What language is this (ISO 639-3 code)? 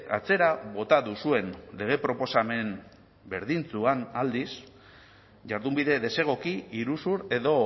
eus